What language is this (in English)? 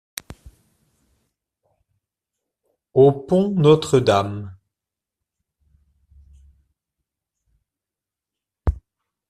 French